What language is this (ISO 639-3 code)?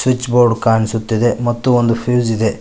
kan